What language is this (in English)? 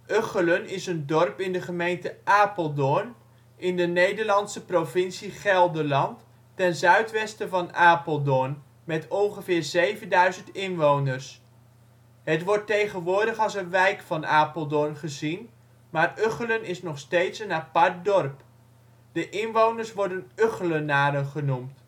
Dutch